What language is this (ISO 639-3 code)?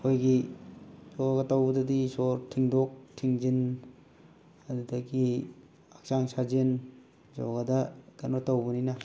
mni